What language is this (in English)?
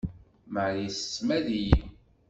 Kabyle